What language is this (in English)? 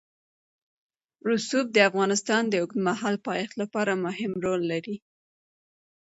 Pashto